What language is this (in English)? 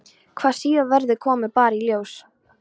Icelandic